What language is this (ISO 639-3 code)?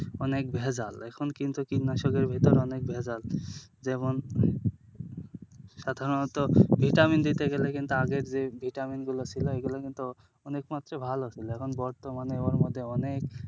ben